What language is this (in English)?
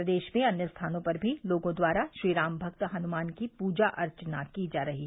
Hindi